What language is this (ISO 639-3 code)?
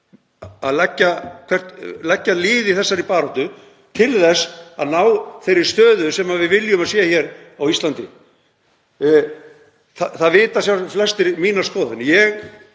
isl